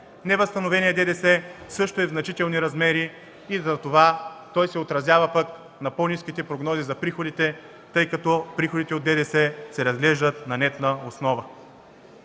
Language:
Bulgarian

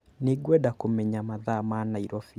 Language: Kikuyu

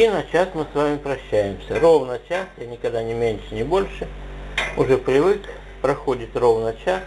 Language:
Russian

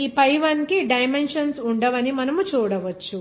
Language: Telugu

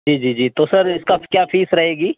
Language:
Urdu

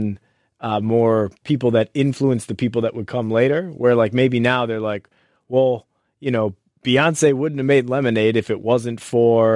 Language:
English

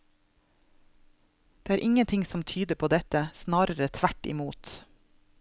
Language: Norwegian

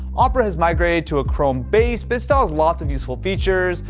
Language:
English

